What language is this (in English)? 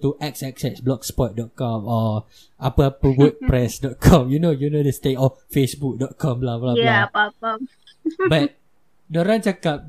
Malay